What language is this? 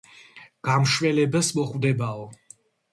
Georgian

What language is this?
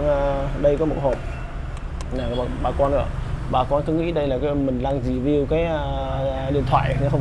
Vietnamese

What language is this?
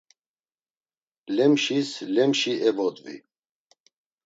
Laz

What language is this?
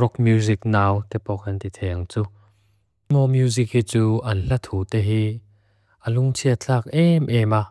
Mizo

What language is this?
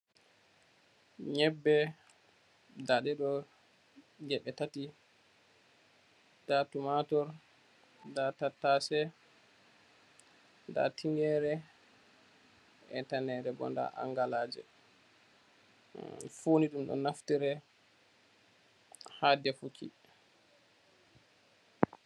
Fula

